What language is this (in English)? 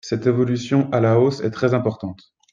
French